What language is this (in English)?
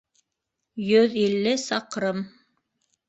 Bashkir